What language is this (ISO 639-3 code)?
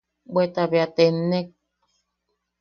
yaq